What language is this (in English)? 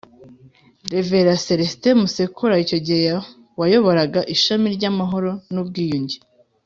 Kinyarwanda